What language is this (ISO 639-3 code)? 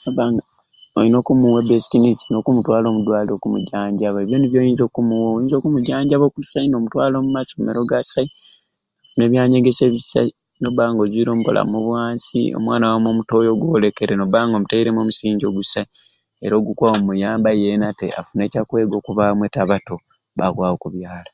ruc